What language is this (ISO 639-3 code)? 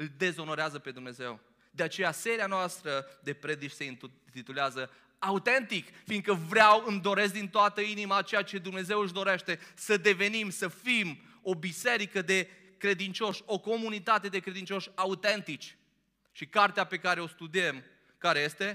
ron